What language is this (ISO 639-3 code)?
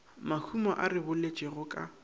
nso